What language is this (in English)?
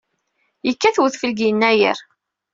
Kabyle